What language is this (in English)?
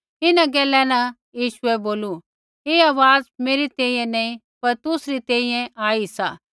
Kullu Pahari